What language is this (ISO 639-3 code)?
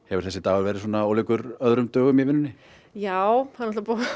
isl